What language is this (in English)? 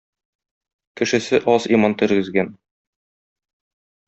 Tatar